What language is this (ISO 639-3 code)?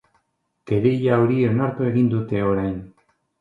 eus